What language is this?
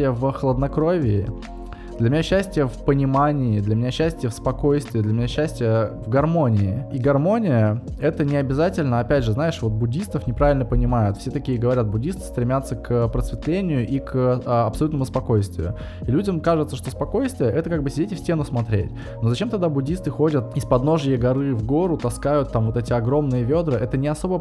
Russian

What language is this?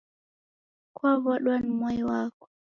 Taita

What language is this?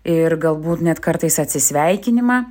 Lithuanian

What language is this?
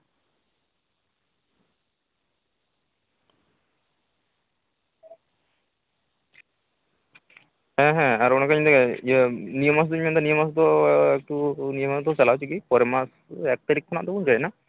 Santali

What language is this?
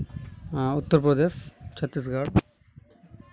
Santali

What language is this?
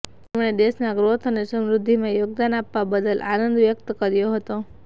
Gujarati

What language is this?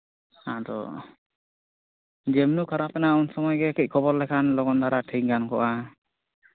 Santali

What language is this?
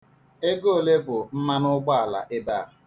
Igbo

